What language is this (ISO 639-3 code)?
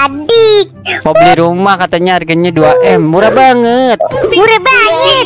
ind